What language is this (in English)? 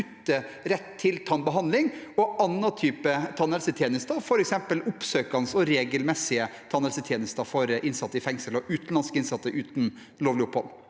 Norwegian